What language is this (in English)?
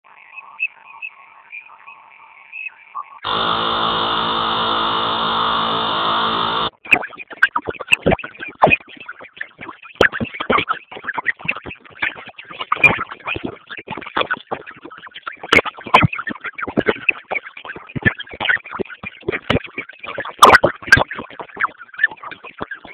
Swahili